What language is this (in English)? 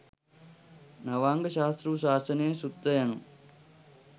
Sinhala